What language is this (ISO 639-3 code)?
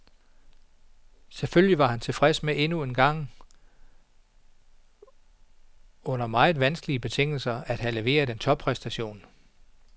dan